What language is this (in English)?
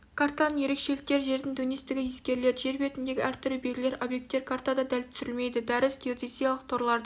Kazakh